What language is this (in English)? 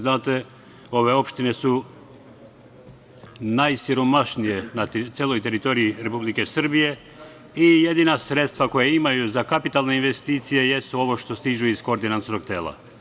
Serbian